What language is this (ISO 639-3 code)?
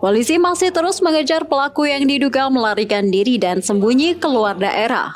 ind